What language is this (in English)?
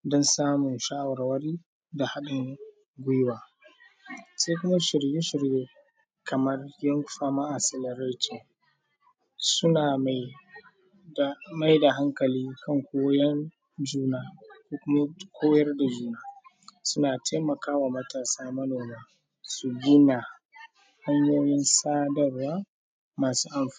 Hausa